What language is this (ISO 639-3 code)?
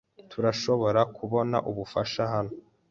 kin